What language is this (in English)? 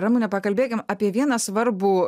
Lithuanian